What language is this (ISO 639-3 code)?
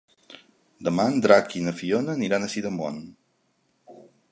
cat